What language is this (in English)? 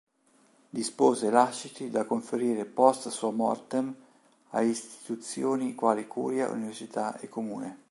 Italian